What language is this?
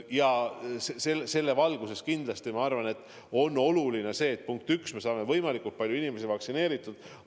Estonian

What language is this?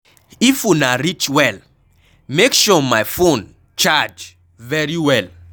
Nigerian Pidgin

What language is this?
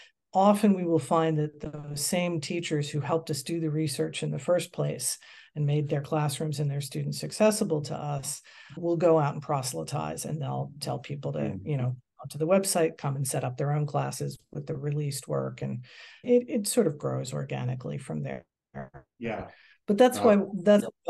English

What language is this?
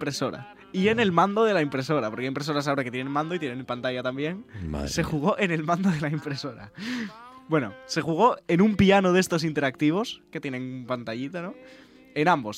Spanish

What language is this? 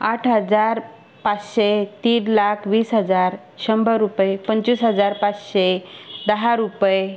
Marathi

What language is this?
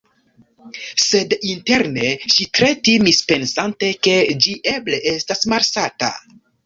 Esperanto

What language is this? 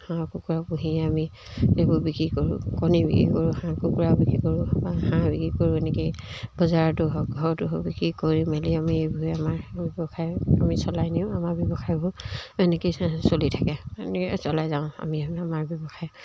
Assamese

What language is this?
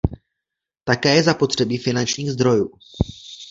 Czech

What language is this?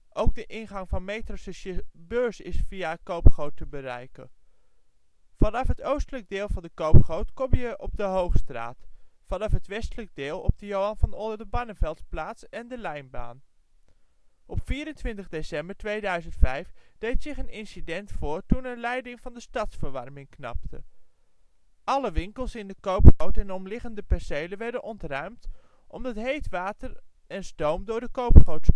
Dutch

